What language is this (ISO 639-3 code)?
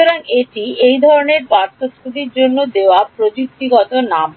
ben